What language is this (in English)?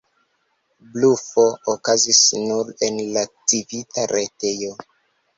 Esperanto